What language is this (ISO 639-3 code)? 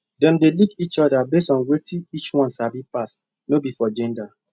pcm